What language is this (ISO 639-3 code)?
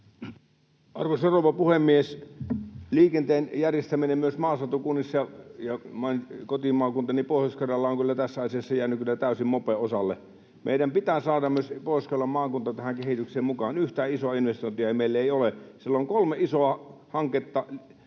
fin